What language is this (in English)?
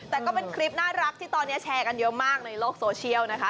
Thai